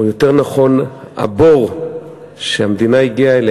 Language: Hebrew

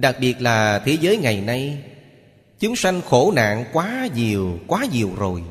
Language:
Vietnamese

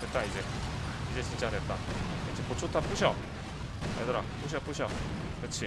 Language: Korean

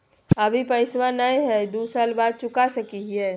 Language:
Magahi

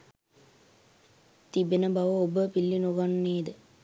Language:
Sinhala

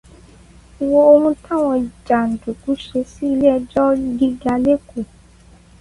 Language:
Yoruba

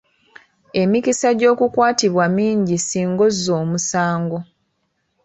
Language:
Ganda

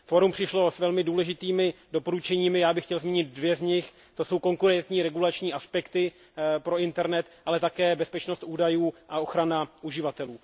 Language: Czech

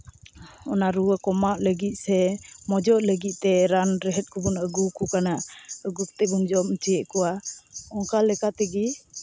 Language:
Santali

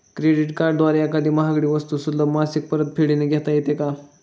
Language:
Marathi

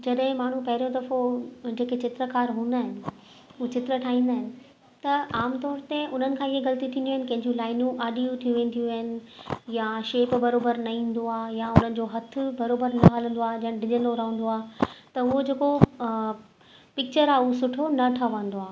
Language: Sindhi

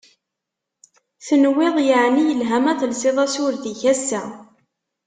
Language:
Kabyle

